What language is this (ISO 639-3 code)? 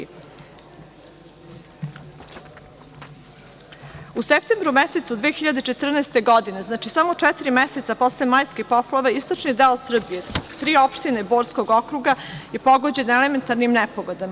srp